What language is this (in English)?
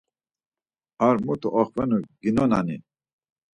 Laz